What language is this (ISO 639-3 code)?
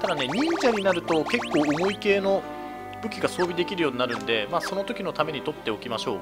jpn